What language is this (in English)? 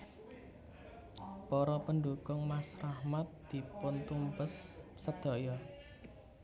Javanese